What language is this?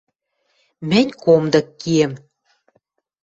Western Mari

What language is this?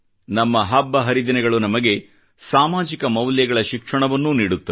Kannada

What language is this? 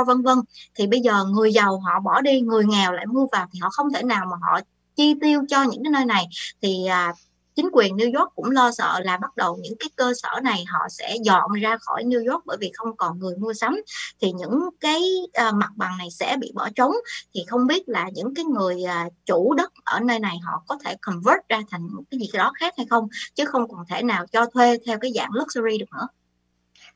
Vietnamese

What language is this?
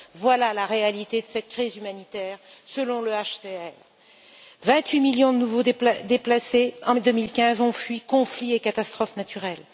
French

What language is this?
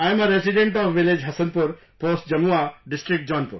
English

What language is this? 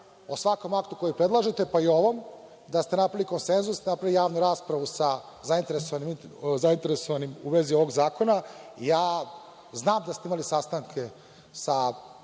Serbian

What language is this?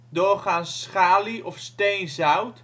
Dutch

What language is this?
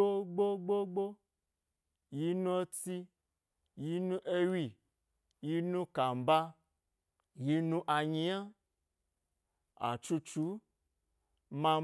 Gbari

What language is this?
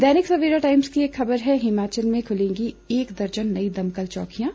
Hindi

